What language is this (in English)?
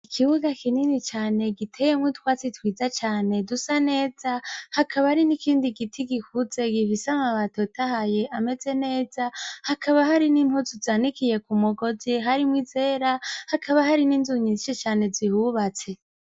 Rundi